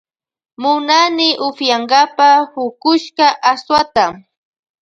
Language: Loja Highland Quichua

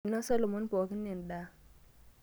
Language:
Masai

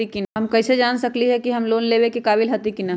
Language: Magahi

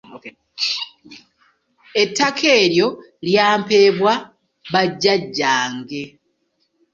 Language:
Ganda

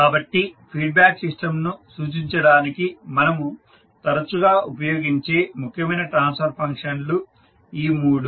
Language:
Telugu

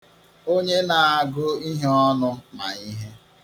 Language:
Igbo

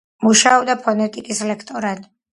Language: Georgian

